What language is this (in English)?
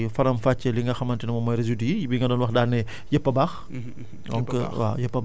Wolof